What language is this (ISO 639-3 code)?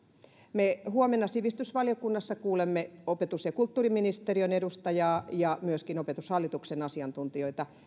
fin